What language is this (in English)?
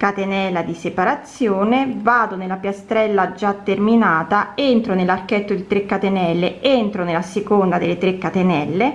Italian